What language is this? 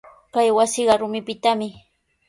Sihuas Ancash Quechua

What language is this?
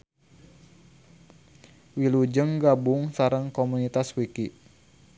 Sundanese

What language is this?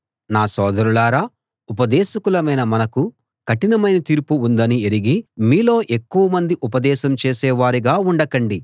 Telugu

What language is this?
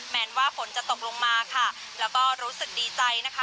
Thai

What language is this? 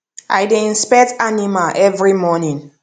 Nigerian Pidgin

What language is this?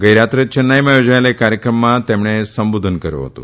Gujarati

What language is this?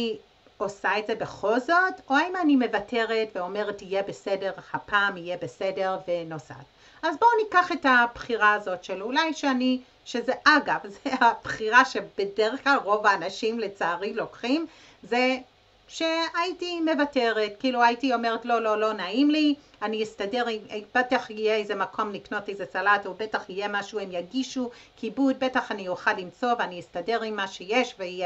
Hebrew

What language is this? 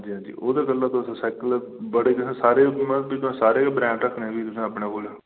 Dogri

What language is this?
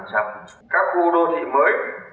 Vietnamese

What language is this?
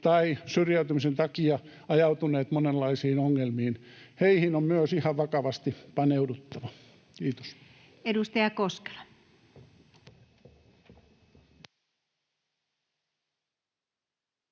Finnish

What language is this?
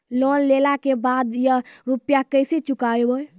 Maithili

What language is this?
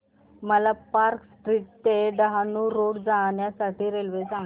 Marathi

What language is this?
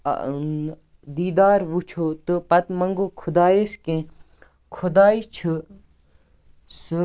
Kashmiri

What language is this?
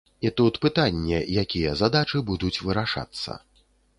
Belarusian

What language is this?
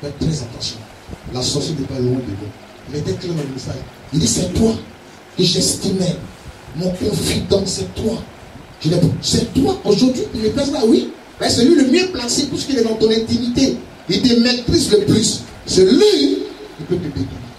French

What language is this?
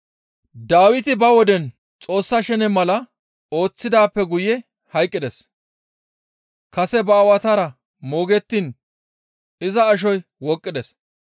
Gamo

